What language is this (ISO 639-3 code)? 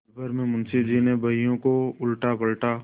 hin